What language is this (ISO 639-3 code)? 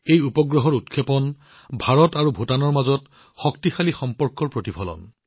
asm